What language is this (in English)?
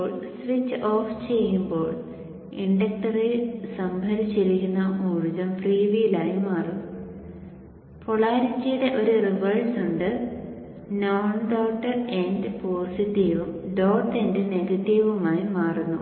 Malayalam